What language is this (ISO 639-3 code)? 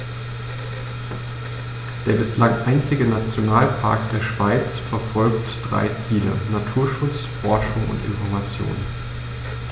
deu